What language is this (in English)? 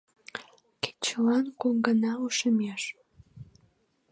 Mari